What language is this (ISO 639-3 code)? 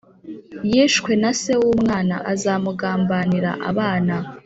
kin